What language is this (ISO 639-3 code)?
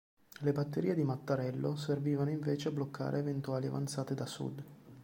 ita